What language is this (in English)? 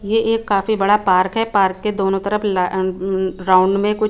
Hindi